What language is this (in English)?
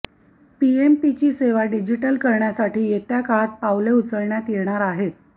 Marathi